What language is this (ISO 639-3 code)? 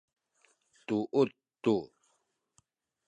szy